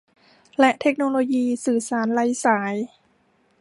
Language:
Thai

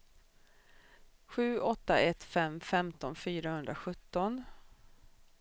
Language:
Swedish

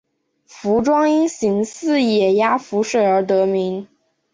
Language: Chinese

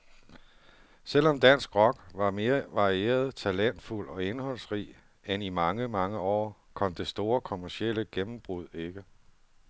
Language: Danish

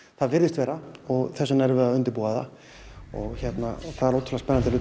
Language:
Icelandic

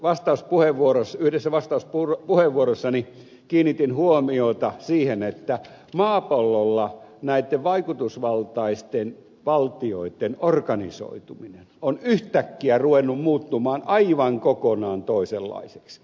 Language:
Finnish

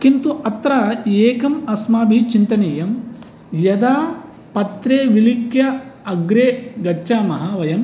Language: Sanskrit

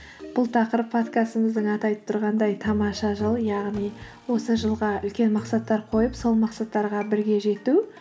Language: Kazakh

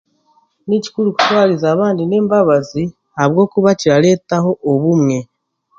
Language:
Chiga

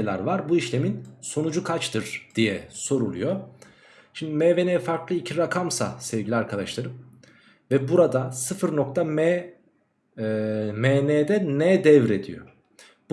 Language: Turkish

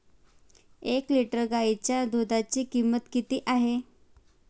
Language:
Marathi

